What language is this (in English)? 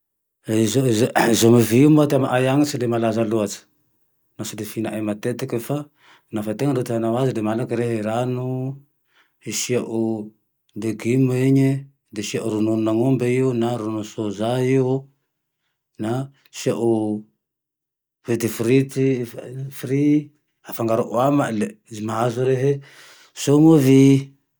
Tandroy-Mahafaly Malagasy